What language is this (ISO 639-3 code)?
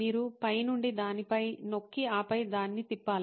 tel